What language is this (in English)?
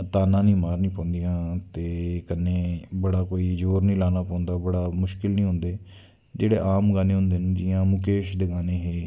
Dogri